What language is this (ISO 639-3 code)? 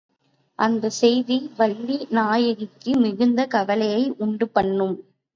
tam